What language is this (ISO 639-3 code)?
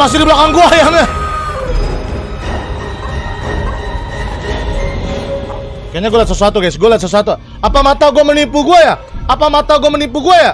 ind